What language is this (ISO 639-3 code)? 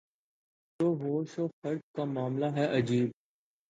urd